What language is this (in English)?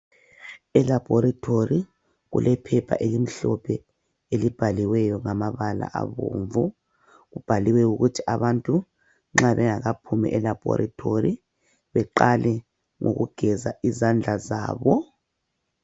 North Ndebele